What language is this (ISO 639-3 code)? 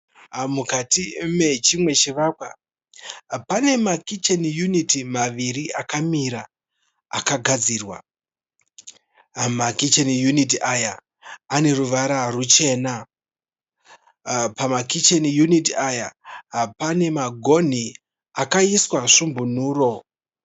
sna